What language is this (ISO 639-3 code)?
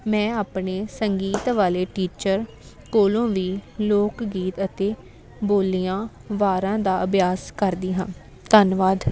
pan